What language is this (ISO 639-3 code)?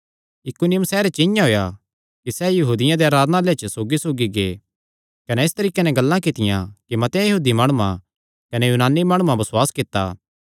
xnr